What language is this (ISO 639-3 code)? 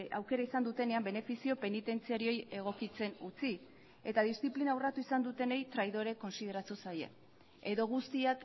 eus